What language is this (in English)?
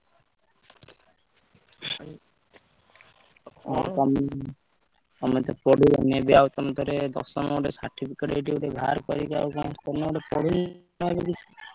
Odia